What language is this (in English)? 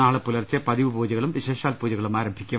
Malayalam